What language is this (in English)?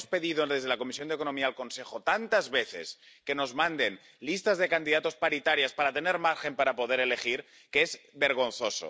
Spanish